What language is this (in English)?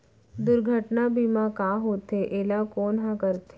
Chhattisgarhi